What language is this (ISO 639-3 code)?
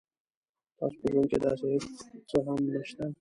pus